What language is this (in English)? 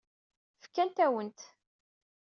Kabyle